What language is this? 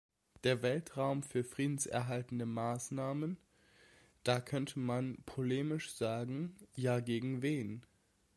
German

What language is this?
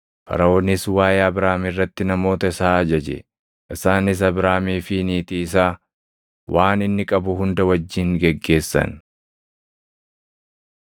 Oromo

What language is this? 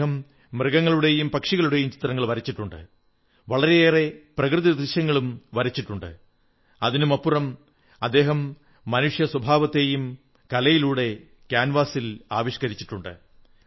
Malayalam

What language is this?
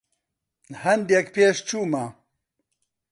Central Kurdish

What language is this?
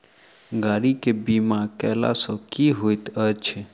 Maithili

